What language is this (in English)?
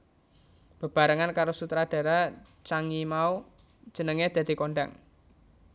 Javanese